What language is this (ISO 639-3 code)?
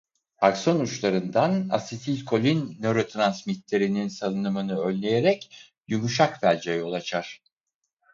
tur